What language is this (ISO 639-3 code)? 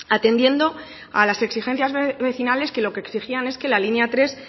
spa